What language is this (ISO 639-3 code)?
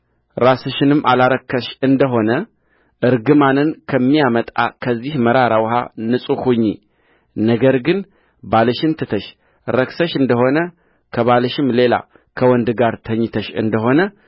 amh